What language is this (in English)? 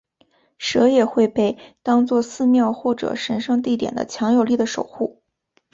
Chinese